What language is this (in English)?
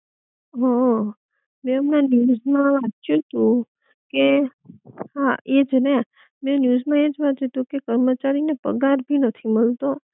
Gujarati